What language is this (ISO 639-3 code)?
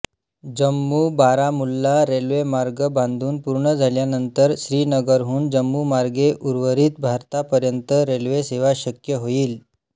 mar